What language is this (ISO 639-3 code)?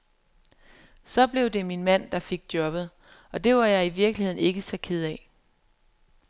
dan